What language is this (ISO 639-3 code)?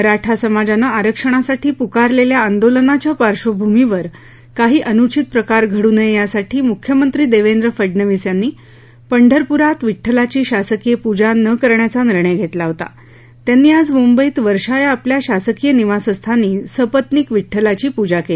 mar